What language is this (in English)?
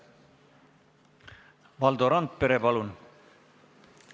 Estonian